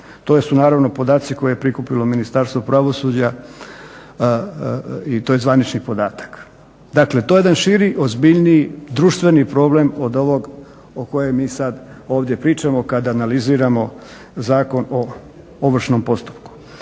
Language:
Croatian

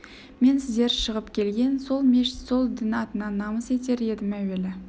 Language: Kazakh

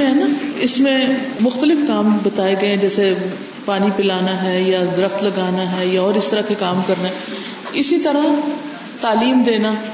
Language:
Urdu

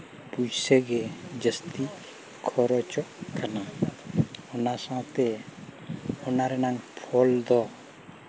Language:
Santali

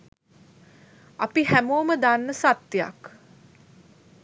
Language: Sinhala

